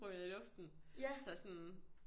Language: Danish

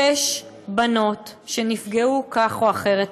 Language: Hebrew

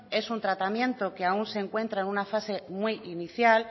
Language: Spanish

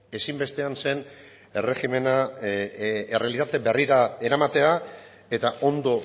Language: Basque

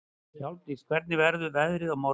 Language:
Icelandic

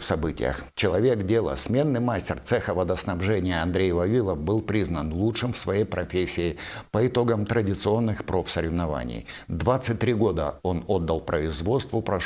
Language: Russian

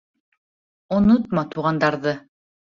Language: Bashkir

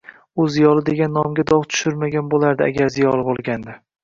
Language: Uzbek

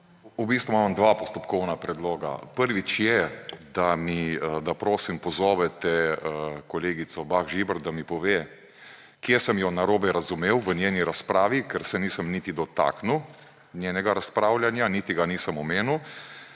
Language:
Slovenian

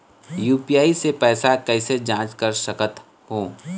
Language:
Chhattisgarhi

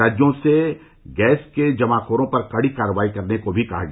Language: Hindi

